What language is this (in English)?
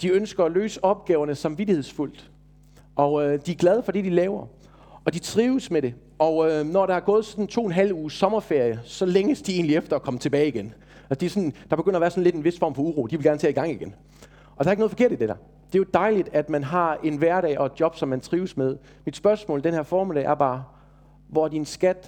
Danish